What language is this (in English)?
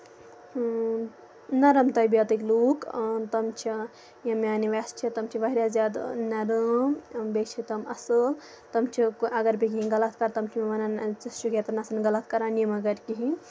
Kashmiri